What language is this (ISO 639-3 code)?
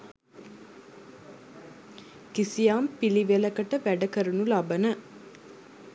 sin